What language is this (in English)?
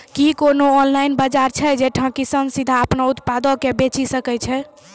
Maithili